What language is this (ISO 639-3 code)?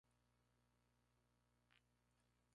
spa